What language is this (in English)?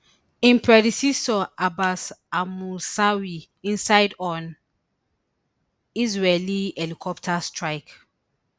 Nigerian Pidgin